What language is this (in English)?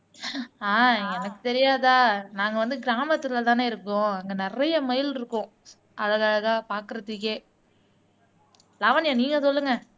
Tamil